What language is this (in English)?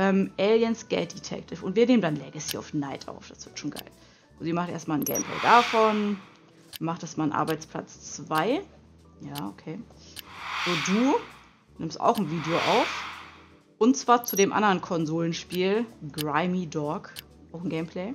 German